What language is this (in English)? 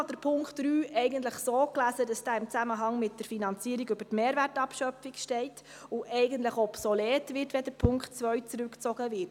Swiss German